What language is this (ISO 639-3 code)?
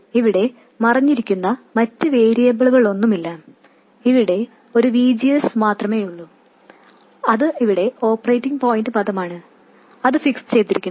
mal